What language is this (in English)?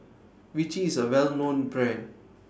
English